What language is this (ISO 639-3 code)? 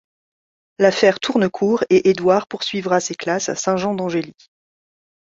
fra